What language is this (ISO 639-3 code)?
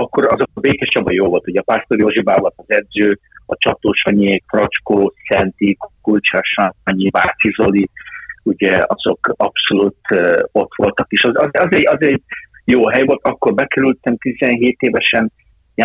hun